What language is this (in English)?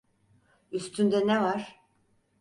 Turkish